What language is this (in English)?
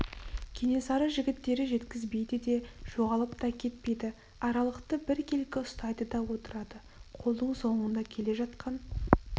Kazakh